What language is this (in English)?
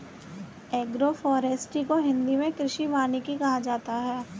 Hindi